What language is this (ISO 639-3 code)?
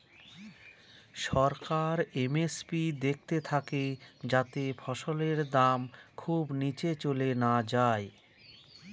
ben